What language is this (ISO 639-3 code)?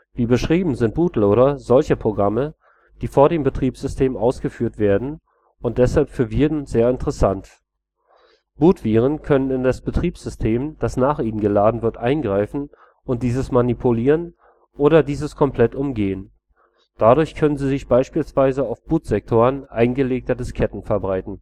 deu